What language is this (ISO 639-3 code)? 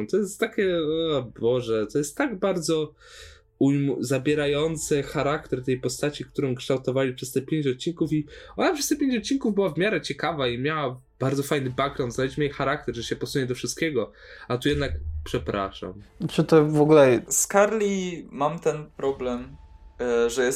pol